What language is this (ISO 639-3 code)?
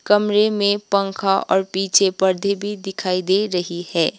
hin